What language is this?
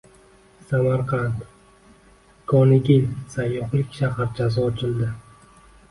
Uzbek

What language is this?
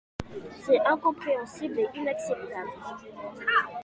French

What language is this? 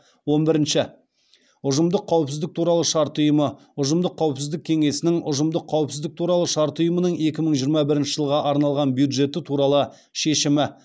Kazakh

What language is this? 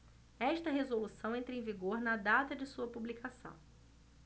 Portuguese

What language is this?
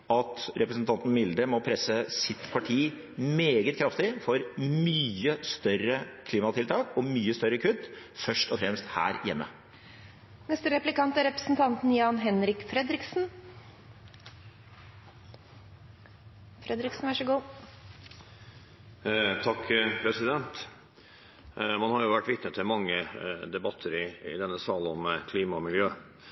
Norwegian Bokmål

